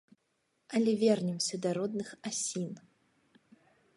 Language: Belarusian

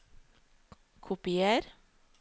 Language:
Norwegian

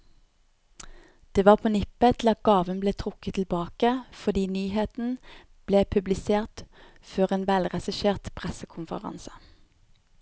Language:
Norwegian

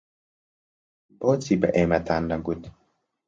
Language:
Central Kurdish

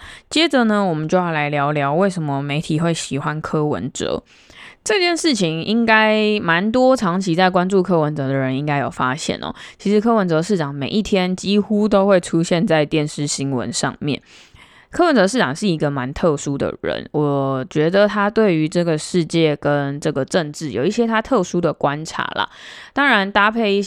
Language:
Chinese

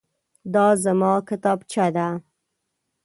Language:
Pashto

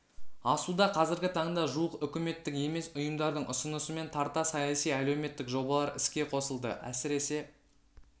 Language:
Kazakh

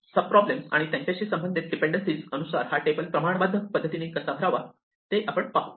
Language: Marathi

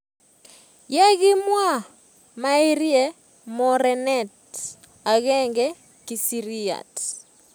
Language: Kalenjin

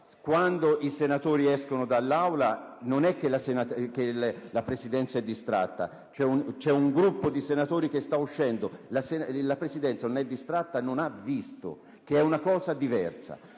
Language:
Italian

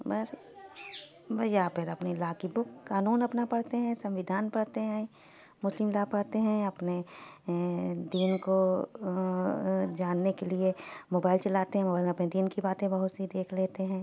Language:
Urdu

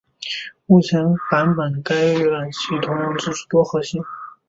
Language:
Chinese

